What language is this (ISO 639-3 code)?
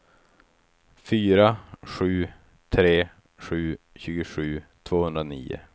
swe